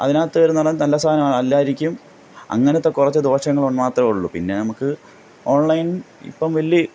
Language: Malayalam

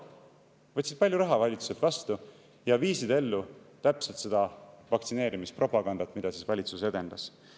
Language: Estonian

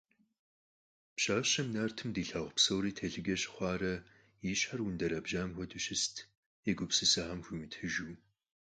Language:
Kabardian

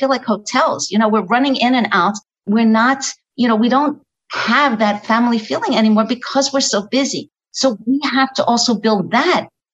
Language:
English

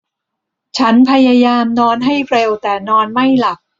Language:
Thai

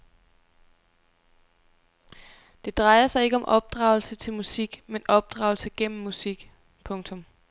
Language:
Danish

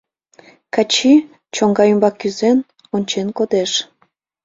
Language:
Mari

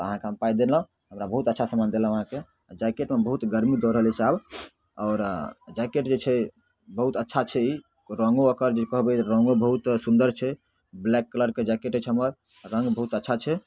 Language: Maithili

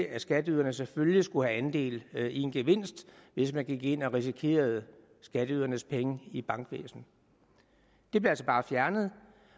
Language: Danish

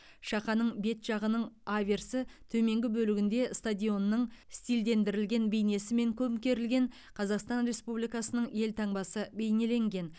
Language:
Kazakh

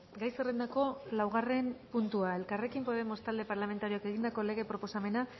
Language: Basque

